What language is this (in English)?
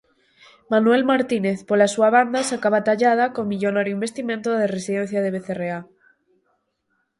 Galician